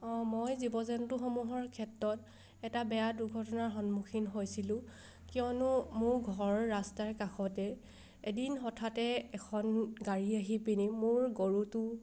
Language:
Assamese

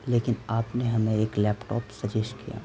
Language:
Urdu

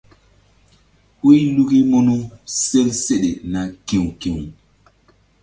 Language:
Mbum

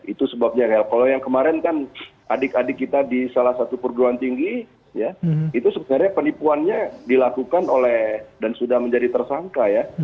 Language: Indonesian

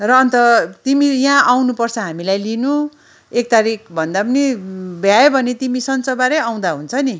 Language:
Nepali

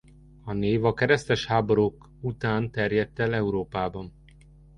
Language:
Hungarian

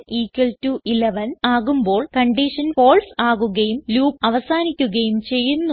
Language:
Malayalam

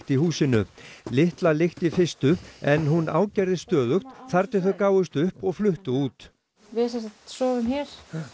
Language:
Icelandic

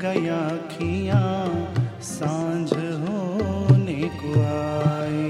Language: Hindi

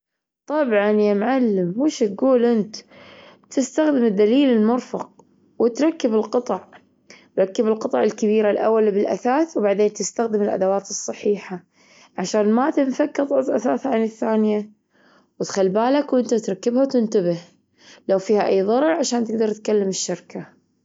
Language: Gulf Arabic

